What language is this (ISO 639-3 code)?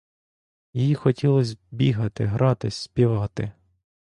ukr